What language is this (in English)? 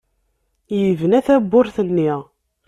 Kabyle